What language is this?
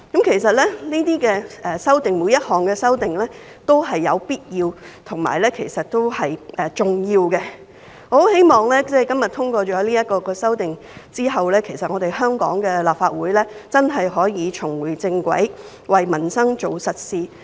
Cantonese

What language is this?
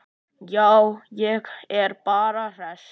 Icelandic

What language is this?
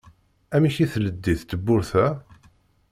Kabyle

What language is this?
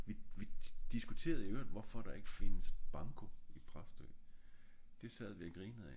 Danish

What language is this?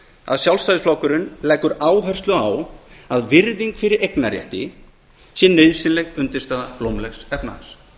Icelandic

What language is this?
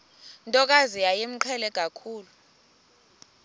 Xhosa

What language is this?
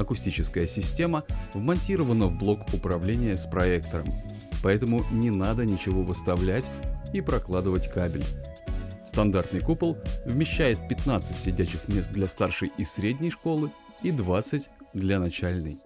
Russian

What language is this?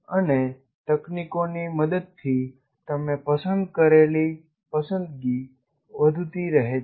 Gujarati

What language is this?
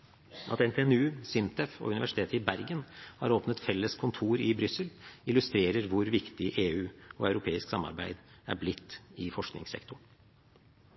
Norwegian Bokmål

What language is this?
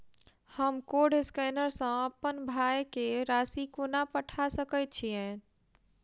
Maithili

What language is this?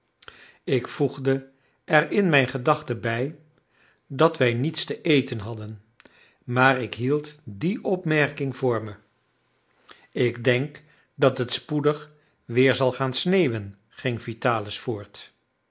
Dutch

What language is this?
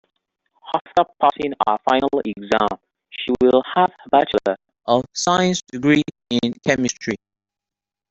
English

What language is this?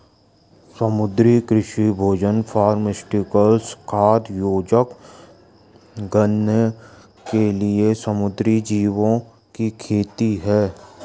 Hindi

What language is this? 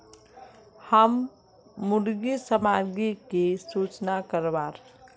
Magahi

